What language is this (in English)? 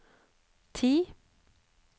Norwegian